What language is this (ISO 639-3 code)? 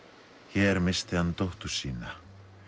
isl